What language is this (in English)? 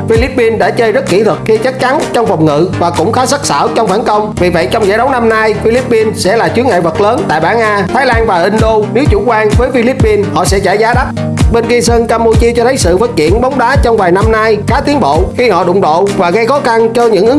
Vietnamese